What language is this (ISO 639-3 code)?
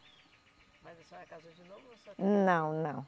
por